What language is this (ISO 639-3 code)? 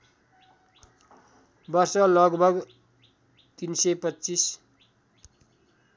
nep